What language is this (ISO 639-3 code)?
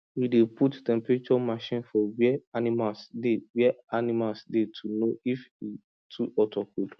pcm